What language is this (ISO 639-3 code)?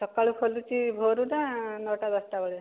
ori